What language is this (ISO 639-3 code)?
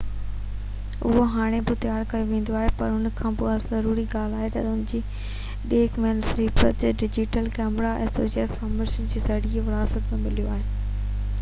snd